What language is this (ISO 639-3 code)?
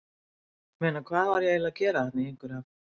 isl